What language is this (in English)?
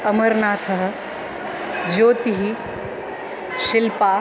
Sanskrit